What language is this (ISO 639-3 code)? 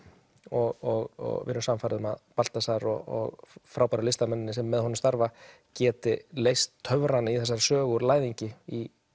isl